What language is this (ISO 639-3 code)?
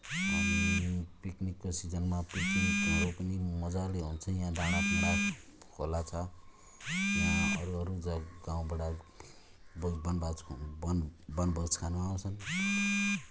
nep